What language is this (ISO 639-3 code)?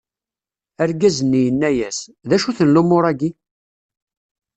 kab